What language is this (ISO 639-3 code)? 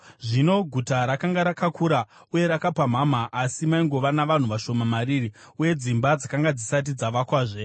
sna